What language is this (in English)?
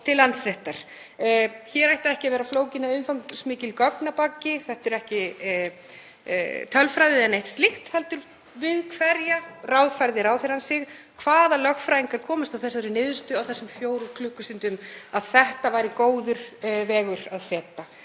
Icelandic